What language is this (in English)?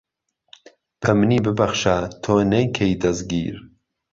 Central Kurdish